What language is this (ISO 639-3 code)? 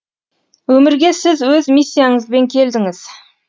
kaz